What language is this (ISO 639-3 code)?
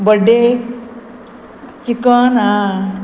kok